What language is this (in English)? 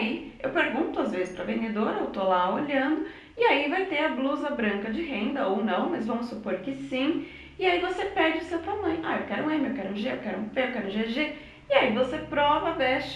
Portuguese